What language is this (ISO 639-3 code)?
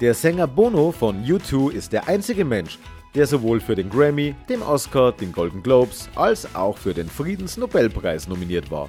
deu